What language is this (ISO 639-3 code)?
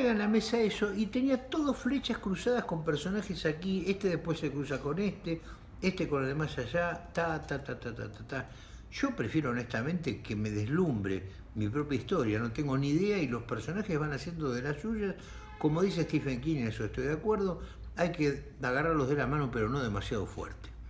spa